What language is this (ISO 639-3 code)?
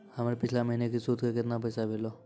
mai